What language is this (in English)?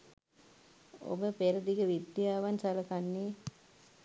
Sinhala